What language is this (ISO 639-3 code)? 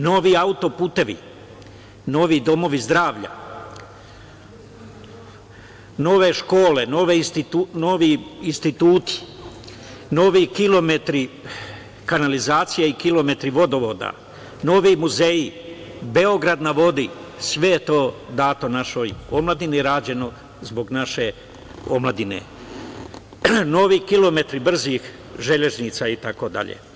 srp